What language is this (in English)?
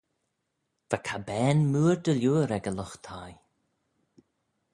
Manx